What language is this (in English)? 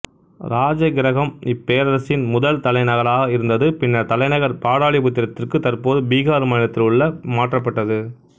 Tamil